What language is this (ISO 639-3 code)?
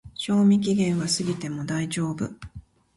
jpn